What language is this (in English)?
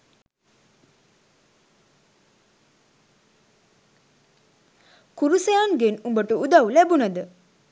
Sinhala